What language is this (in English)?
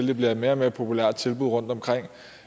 Danish